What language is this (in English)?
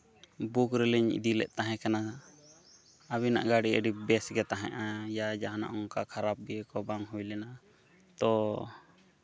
Santali